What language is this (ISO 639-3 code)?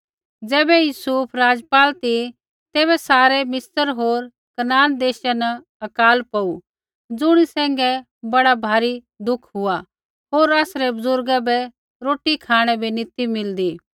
kfx